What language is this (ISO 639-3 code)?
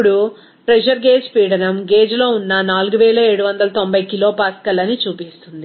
tel